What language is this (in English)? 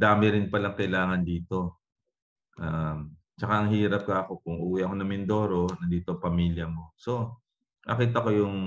Filipino